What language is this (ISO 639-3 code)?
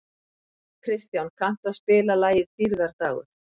isl